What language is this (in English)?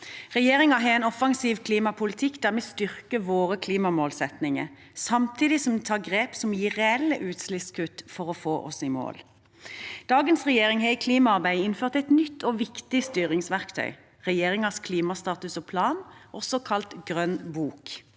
Norwegian